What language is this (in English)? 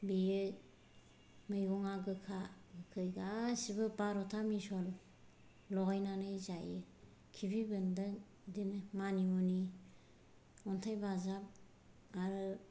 Bodo